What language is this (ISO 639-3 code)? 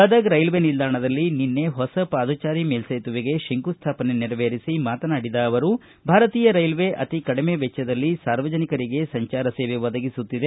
kan